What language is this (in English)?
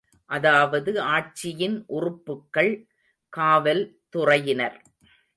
Tamil